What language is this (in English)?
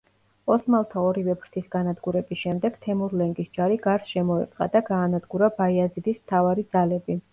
Georgian